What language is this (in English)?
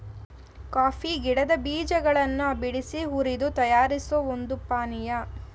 Kannada